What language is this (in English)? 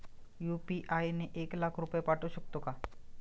Marathi